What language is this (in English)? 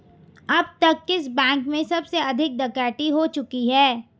Hindi